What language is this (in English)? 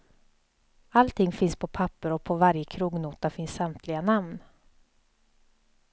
Swedish